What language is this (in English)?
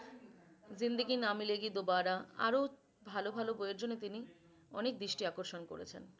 Bangla